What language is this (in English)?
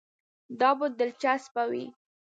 Pashto